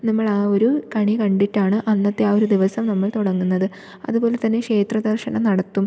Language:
Malayalam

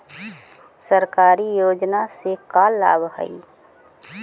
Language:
Magahi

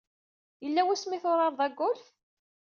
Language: Kabyle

